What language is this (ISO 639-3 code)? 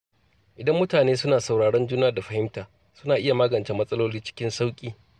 hau